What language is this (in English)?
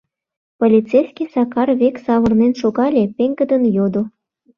Mari